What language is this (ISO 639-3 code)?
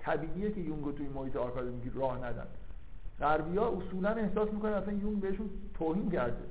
fas